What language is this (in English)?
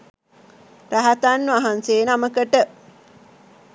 Sinhala